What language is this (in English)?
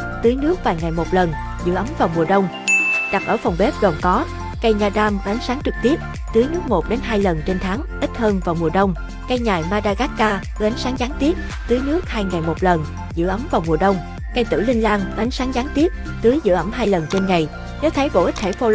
Vietnamese